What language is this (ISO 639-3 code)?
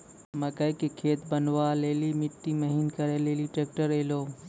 mai